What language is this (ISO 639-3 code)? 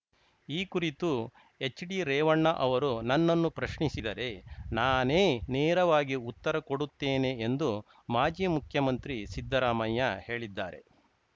kan